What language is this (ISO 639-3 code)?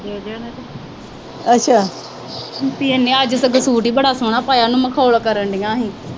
pan